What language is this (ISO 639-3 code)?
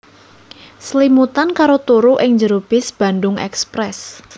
jav